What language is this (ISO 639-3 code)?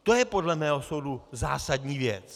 ces